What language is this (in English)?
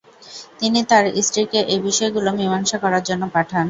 Bangla